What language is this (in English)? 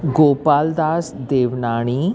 Sindhi